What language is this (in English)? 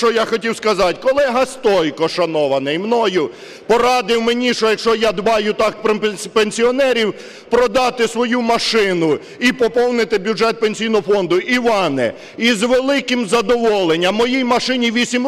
Ukrainian